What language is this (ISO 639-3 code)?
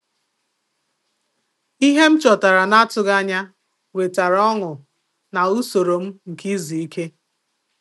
ibo